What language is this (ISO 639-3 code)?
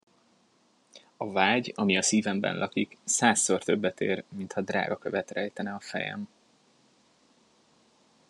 hun